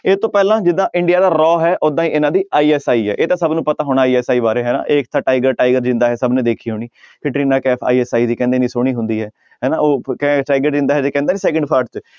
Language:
Punjabi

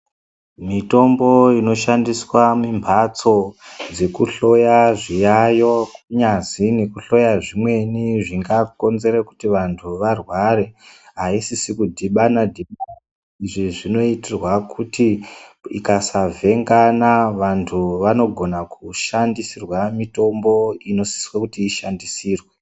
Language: Ndau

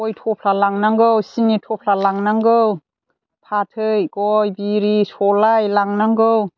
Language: Bodo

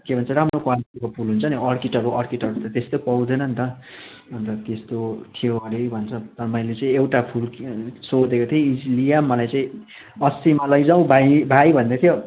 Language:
Nepali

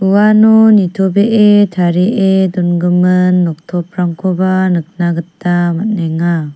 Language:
Garo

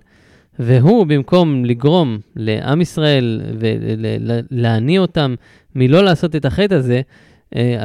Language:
Hebrew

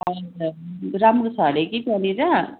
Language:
Nepali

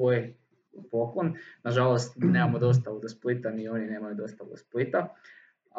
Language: Croatian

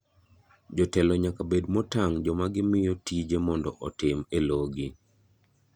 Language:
Luo (Kenya and Tanzania)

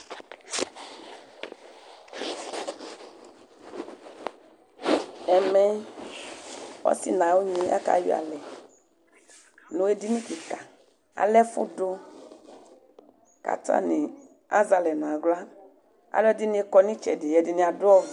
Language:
Ikposo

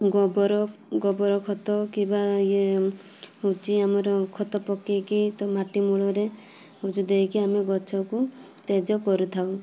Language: Odia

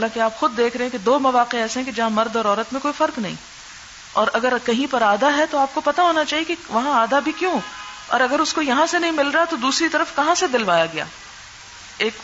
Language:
Urdu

